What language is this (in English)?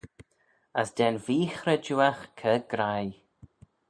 Manx